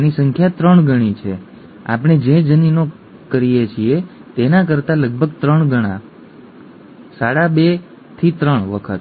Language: Gujarati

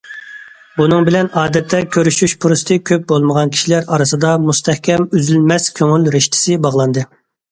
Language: Uyghur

